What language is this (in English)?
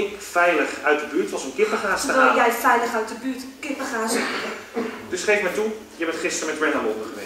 Dutch